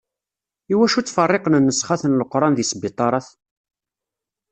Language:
Kabyle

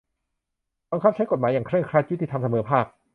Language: Thai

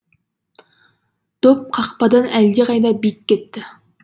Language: Kazakh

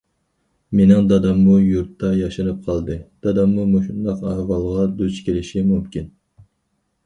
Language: Uyghur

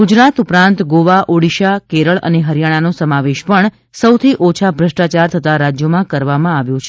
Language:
Gujarati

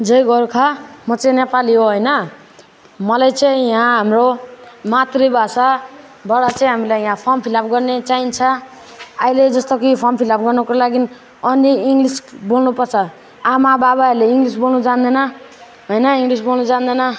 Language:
Nepali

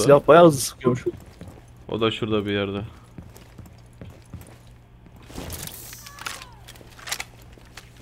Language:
Turkish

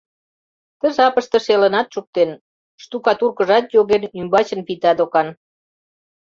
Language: Mari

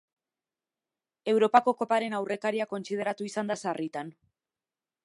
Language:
Basque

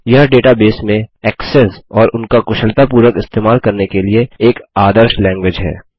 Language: Hindi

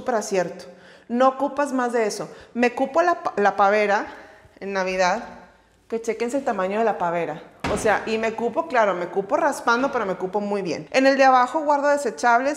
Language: Spanish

